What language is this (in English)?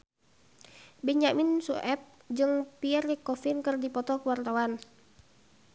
Sundanese